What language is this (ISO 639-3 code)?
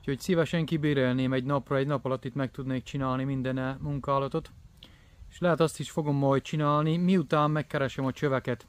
hun